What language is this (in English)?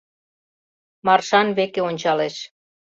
Mari